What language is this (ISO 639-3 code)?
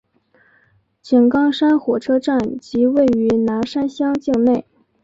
zho